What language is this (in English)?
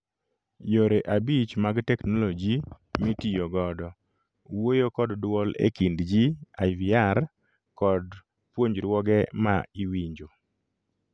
Luo (Kenya and Tanzania)